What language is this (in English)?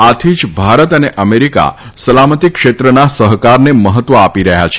Gujarati